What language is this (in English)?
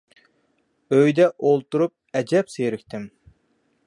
Uyghur